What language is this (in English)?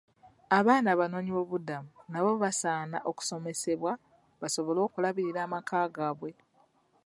Ganda